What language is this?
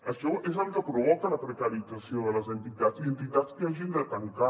Catalan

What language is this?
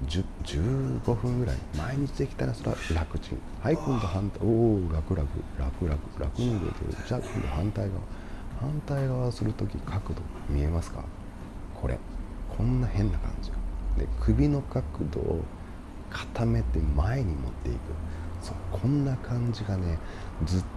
Japanese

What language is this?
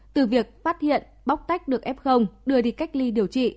Vietnamese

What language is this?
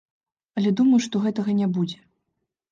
Belarusian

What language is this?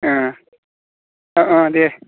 Bodo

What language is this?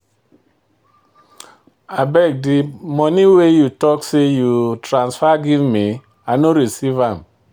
Nigerian Pidgin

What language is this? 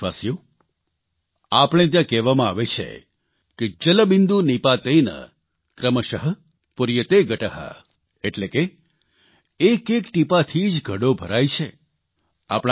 Gujarati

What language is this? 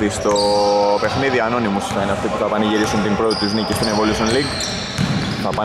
Greek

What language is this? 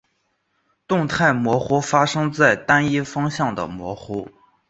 Chinese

